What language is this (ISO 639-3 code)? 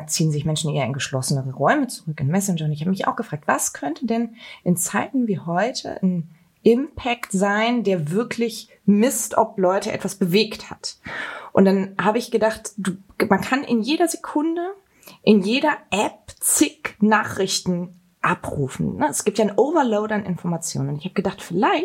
deu